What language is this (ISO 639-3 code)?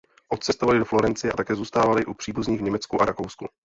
ces